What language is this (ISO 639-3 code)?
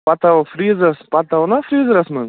kas